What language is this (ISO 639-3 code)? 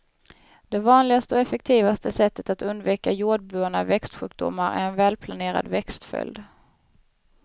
swe